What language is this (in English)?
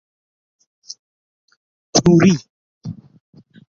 Persian